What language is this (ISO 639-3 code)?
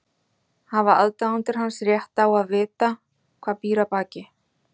isl